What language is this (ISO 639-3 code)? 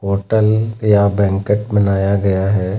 hin